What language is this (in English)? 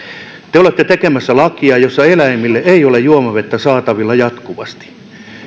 Finnish